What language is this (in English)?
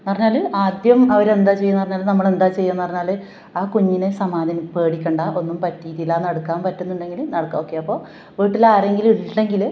Malayalam